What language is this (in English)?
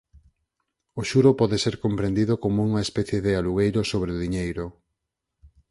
Galician